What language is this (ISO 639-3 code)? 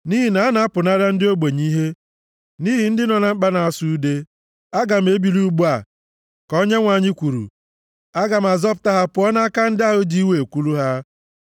ibo